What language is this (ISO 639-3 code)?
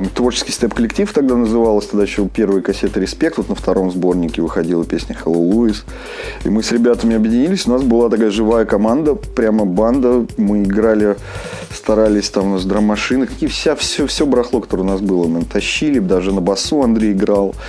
rus